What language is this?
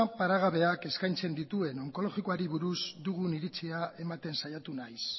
Basque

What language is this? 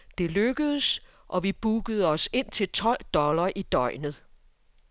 Danish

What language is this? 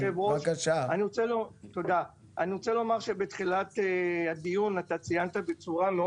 Hebrew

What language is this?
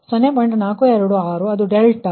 Kannada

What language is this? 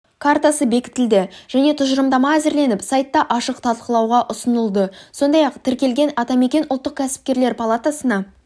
Kazakh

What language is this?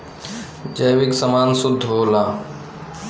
Bhojpuri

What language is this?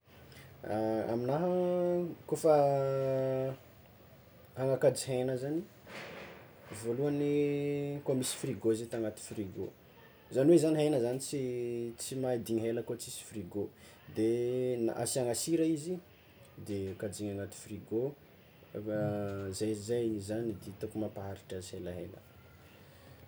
Tsimihety Malagasy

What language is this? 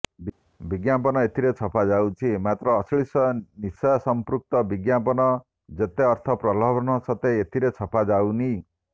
Odia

